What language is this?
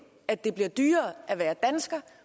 Danish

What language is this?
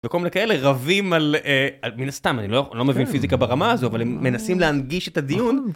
Hebrew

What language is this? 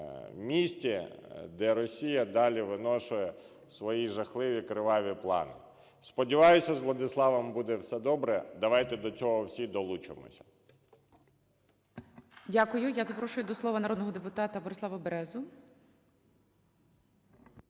Ukrainian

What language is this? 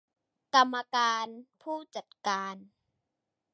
Thai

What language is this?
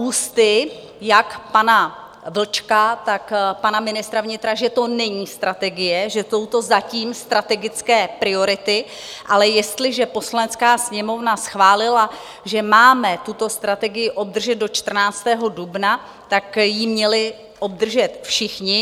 Czech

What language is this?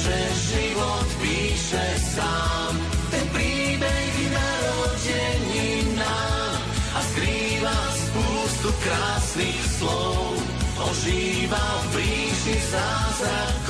Slovak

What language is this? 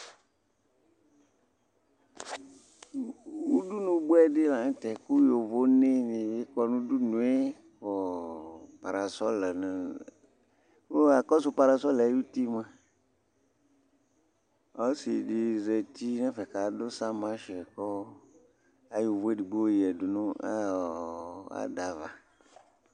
Ikposo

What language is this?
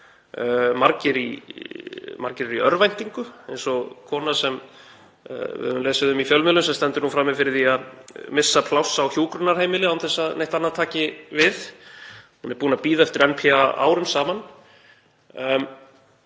Icelandic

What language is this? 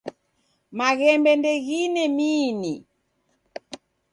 Taita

